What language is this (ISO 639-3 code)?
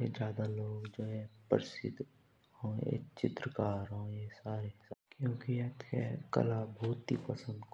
jns